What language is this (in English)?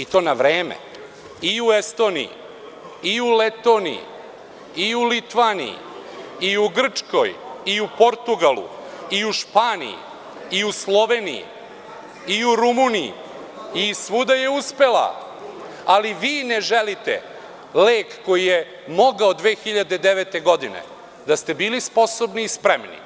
Serbian